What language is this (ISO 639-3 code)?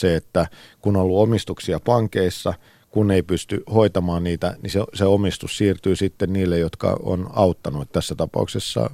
fin